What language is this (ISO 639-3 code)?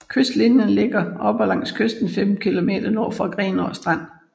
dan